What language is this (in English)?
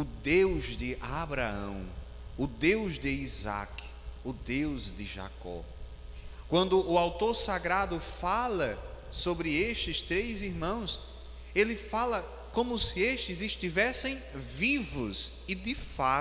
Portuguese